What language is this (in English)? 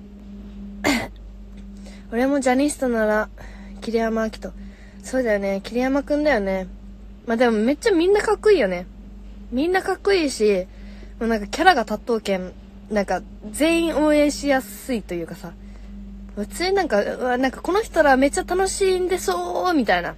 Japanese